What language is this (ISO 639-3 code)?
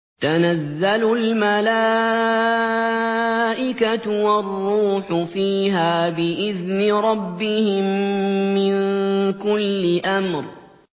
ara